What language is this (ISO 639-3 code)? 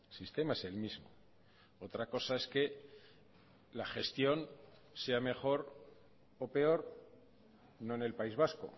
spa